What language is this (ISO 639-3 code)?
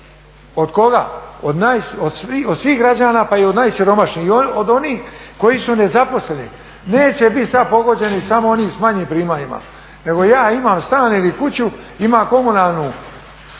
hrv